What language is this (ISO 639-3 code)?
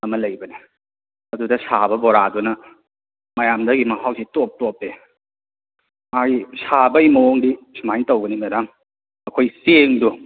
mni